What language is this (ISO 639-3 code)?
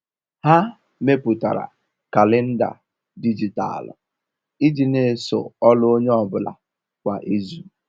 ibo